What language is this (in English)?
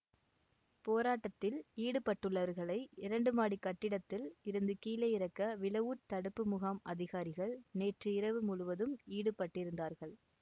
Tamil